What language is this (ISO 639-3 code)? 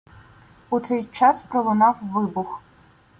ukr